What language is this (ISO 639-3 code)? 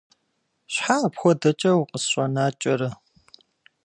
kbd